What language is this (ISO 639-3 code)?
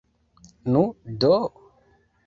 epo